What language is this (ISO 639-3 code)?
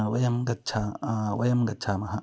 san